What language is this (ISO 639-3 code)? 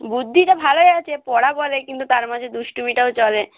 ben